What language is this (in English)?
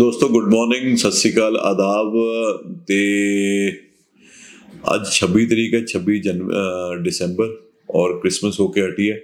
Hindi